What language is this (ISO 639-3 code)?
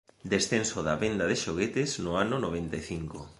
glg